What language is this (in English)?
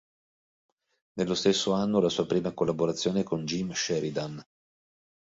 Italian